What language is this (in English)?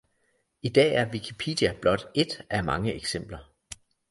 Danish